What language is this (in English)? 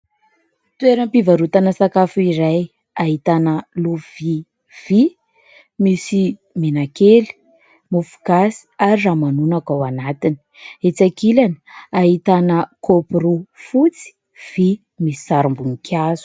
Malagasy